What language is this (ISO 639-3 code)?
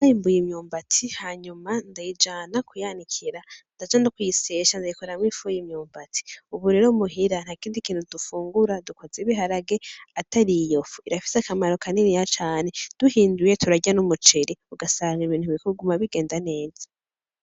run